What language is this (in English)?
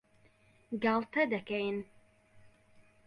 Central Kurdish